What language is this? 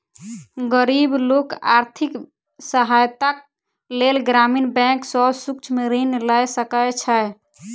Maithili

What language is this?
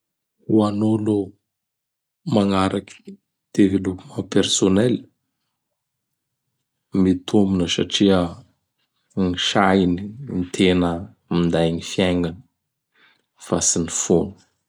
Bara Malagasy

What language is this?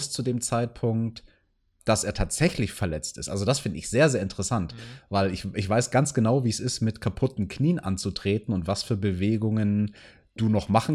German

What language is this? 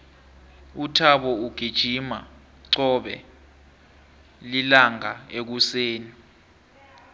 South Ndebele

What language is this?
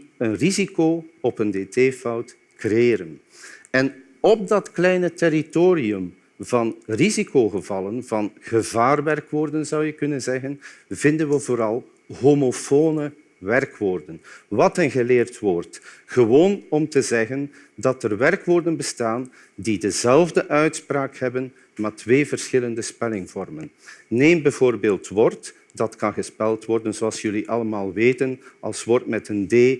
Dutch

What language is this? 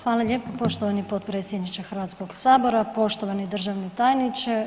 Croatian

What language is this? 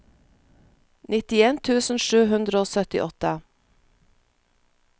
Norwegian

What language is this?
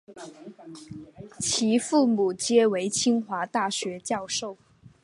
Chinese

